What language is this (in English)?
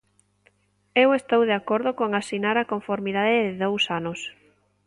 Galician